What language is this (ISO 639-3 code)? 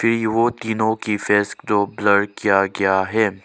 hin